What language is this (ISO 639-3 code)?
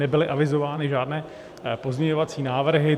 ces